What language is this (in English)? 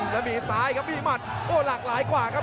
Thai